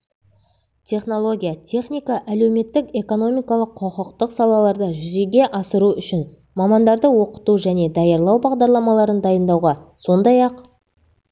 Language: Kazakh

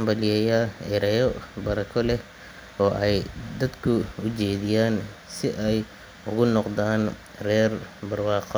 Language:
Somali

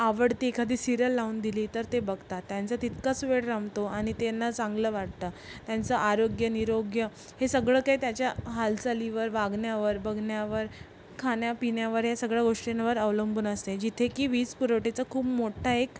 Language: Marathi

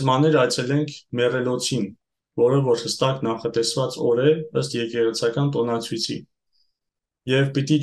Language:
Romanian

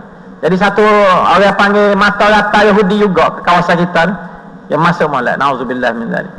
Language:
Malay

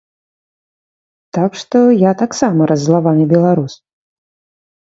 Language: Belarusian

